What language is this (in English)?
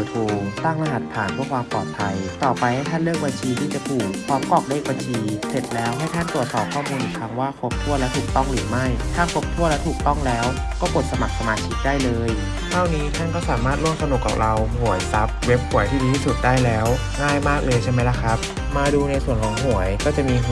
Thai